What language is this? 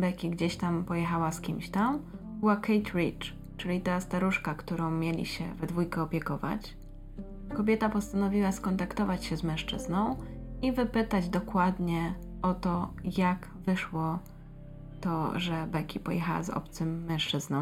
Polish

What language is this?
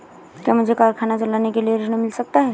Hindi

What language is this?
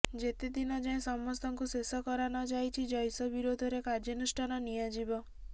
Odia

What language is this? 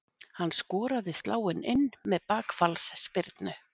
Icelandic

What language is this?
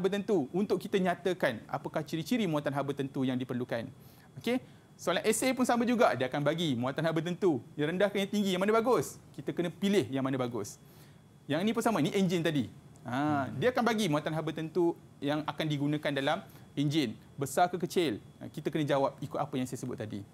Malay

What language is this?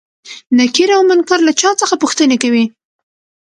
Pashto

